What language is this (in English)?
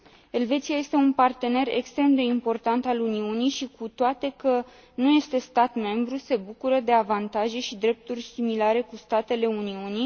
Romanian